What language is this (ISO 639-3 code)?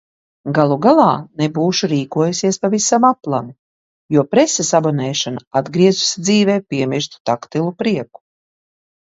lav